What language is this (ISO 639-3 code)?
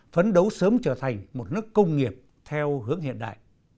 vie